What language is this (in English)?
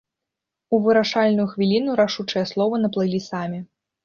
Belarusian